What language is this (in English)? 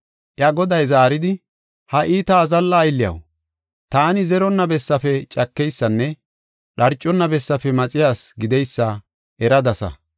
Gofa